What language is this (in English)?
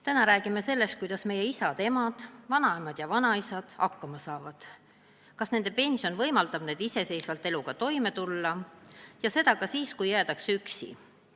Estonian